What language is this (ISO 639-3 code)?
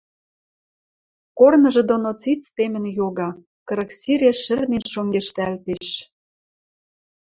mrj